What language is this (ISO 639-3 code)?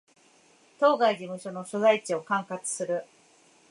jpn